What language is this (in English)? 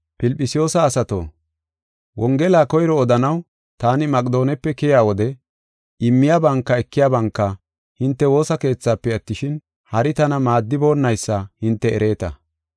Gofa